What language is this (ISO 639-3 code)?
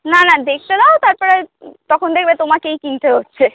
ben